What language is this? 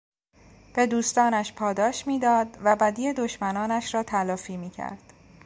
Persian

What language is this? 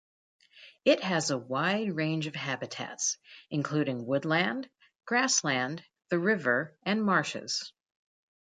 English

